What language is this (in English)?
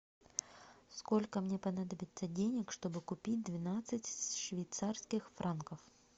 Russian